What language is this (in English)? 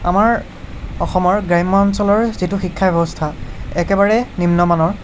Assamese